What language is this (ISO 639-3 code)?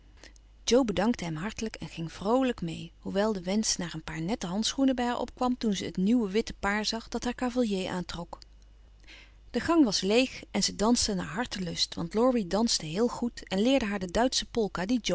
nld